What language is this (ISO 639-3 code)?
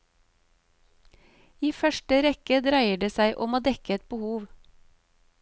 nor